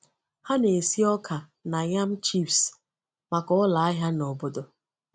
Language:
Igbo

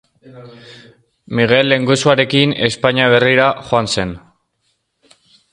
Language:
Basque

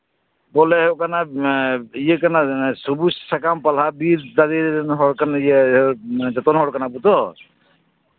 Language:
Santali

